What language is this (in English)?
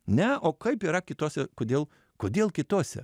Lithuanian